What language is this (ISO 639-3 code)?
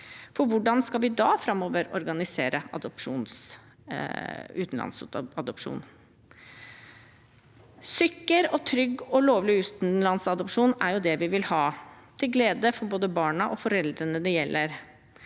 nor